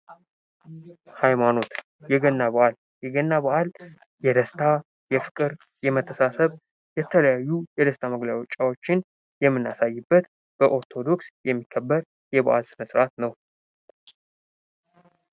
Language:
Amharic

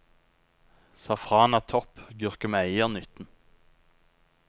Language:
Norwegian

